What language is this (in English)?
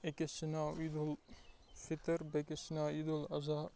Kashmiri